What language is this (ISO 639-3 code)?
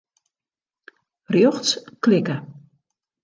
fry